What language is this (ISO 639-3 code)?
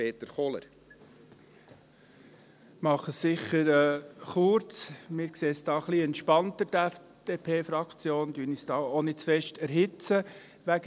gsw